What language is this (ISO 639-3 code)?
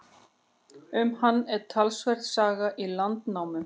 isl